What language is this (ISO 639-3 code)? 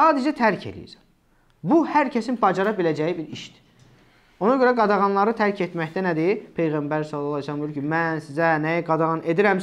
tur